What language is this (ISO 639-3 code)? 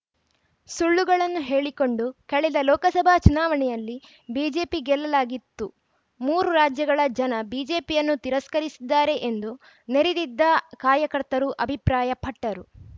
kan